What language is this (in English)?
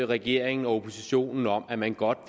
Danish